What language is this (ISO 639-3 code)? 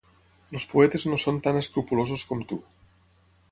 cat